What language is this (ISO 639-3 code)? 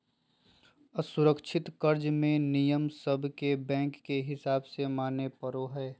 mag